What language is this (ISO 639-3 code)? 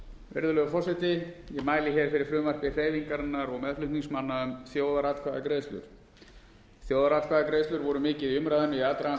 isl